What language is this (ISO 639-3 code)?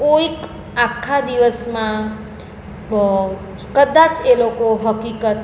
guj